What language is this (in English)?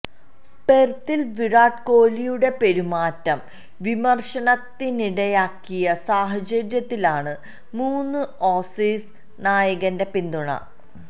Malayalam